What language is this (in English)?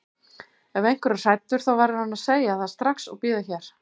Icelandic